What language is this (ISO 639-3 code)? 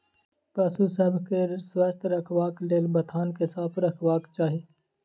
mai